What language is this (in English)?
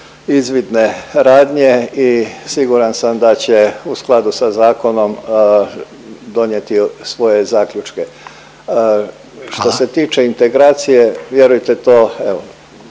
Croatian